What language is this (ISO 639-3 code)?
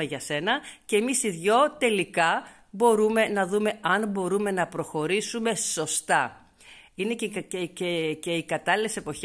ell